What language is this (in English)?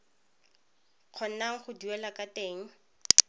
Tswana